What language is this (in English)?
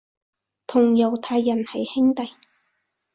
Cantonese